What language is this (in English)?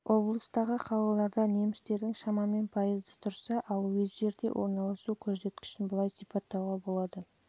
Kazakh